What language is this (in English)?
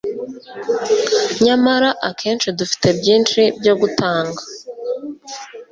Kinyarwanda